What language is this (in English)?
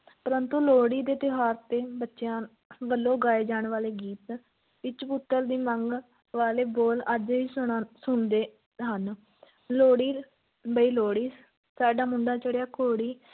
Punjabi